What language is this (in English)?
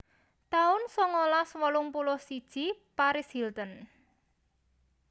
Javanese